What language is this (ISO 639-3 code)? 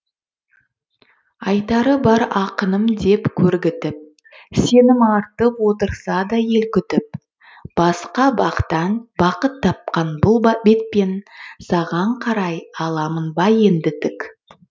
kaz